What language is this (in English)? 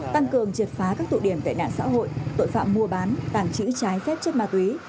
Vietnamese